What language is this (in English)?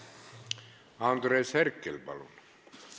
Estonian